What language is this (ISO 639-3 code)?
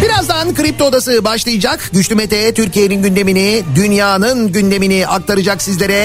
tur